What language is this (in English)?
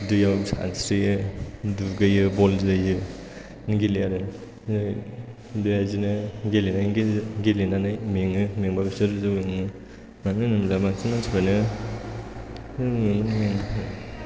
Bodo